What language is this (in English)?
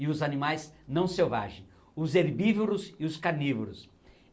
Portuguese